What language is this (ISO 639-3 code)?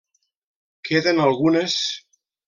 cat